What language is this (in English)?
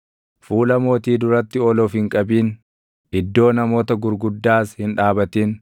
Oromo